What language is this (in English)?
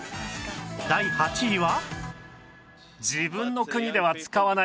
Japanese